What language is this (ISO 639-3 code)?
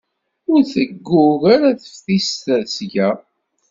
kab